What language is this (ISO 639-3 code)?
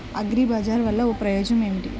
tel